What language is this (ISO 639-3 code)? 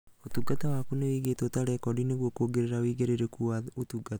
kik